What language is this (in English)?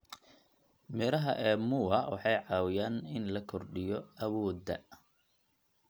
Somali